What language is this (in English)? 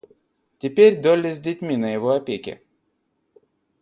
Russian